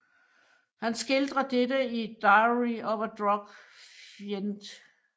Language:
Danish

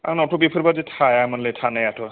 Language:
Bodo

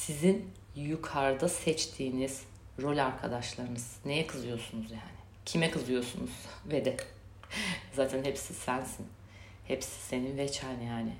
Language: Turkish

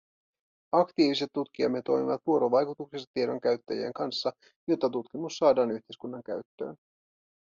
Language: Finnish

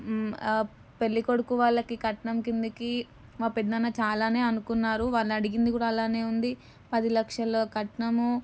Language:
Telugu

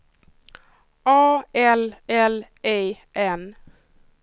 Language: Swedish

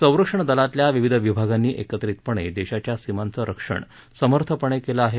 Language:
Marathi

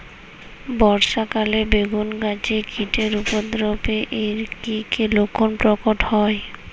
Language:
Bangla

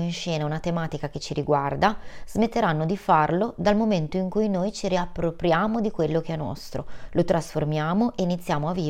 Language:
Italian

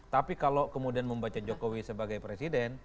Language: Indonesian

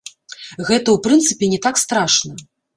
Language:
Belarusian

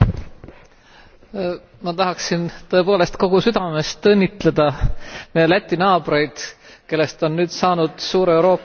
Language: Estonian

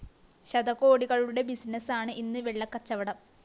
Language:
Malayalam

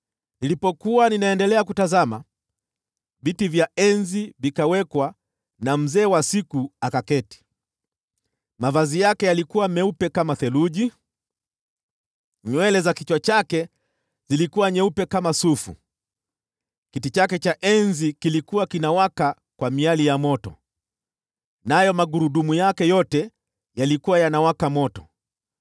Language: Swahili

